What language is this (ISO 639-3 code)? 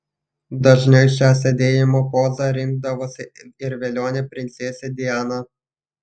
lit